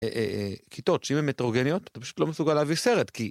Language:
Hebrew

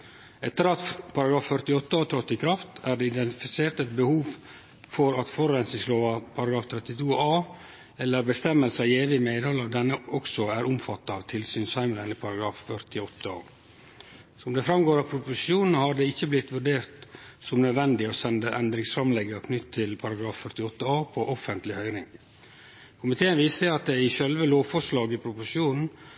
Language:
Norwegian Nynorsk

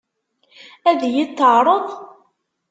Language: Kabyle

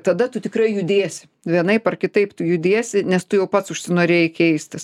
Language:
Lithuanian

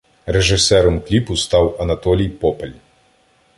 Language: Ukrainian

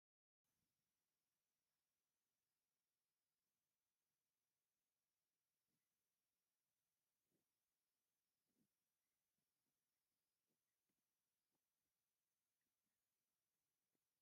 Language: Tigrinya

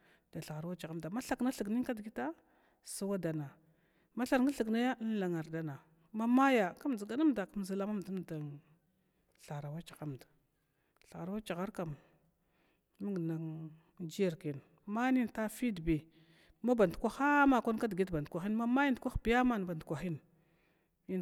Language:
Glavda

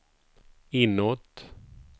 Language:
Swedish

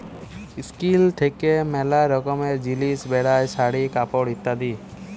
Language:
Bangla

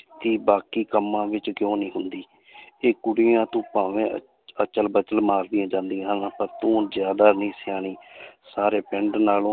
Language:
Punjabi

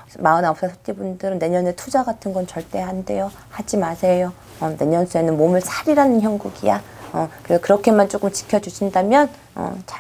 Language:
Korean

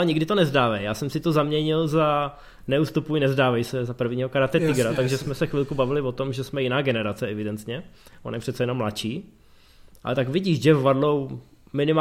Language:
Czech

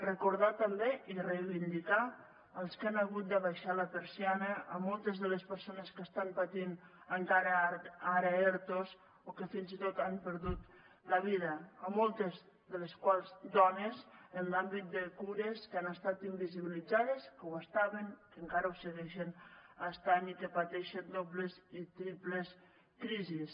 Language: Catalan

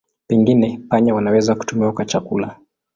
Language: Swahili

